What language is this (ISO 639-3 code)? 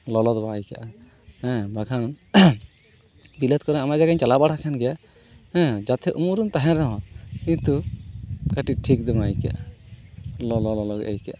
sat